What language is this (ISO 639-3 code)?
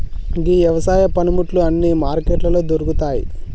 tel